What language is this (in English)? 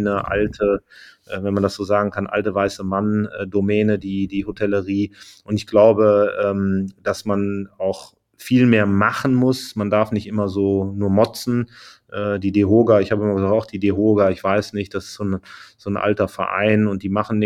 German